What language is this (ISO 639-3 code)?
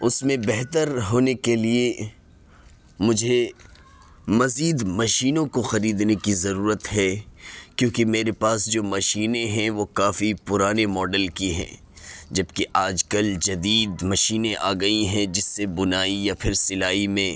urd